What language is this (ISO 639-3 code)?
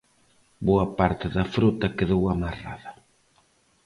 glg